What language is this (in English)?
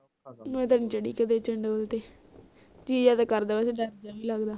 Punjabi